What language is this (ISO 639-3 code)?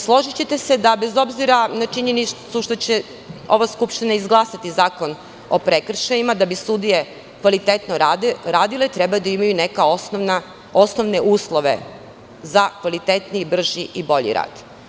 srp